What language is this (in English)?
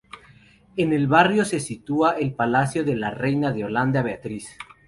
Spanish